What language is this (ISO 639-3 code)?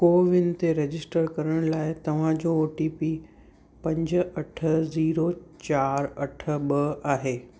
snd